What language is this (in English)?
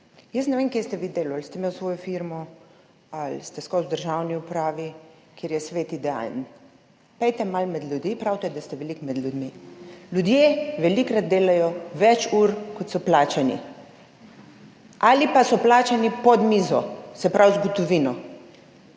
Slovenian